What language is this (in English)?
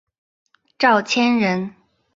Chinese